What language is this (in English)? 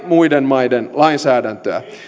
Finnish